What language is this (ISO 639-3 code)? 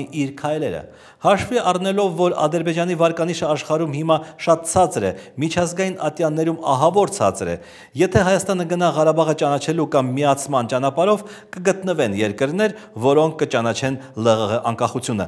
ron